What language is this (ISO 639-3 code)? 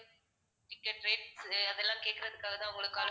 tam